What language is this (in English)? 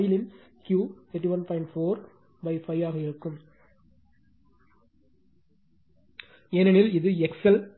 Tamil